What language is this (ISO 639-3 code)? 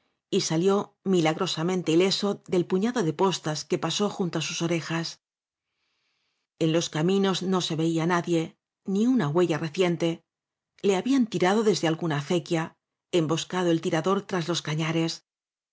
spa